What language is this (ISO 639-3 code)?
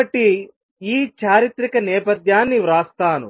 tel